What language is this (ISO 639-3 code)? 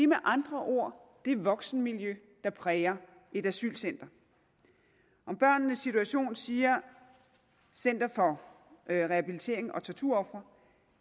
dan